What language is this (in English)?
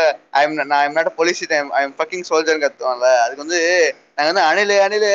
Tamil